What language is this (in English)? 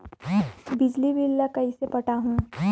Chhattisgarhi